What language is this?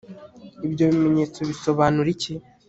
Kinyarwanda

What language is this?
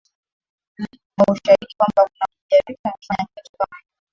Swahili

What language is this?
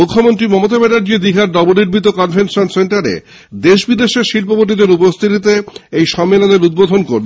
Bangla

